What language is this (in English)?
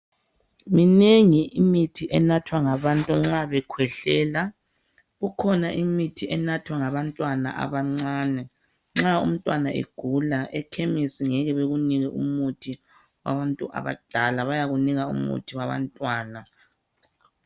North Ndebele